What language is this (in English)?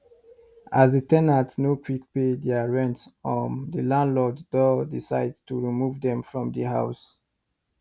Nigerian Pidgin